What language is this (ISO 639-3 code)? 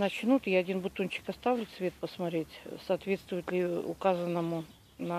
rus